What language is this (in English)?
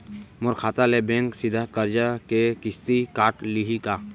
Chhattisgarhi